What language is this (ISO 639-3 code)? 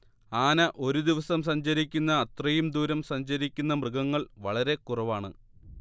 mal